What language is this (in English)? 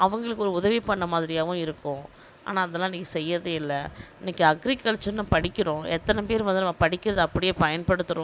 Tamil